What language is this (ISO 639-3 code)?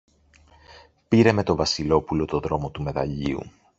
ell